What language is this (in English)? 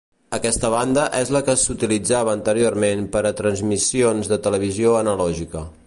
Catalan